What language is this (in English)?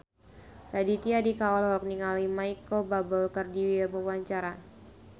Sundanese